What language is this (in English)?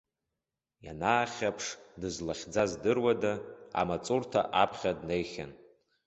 Abkhazian